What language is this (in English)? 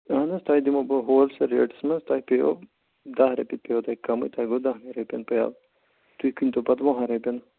Kashmiri